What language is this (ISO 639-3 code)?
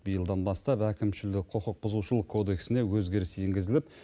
kaz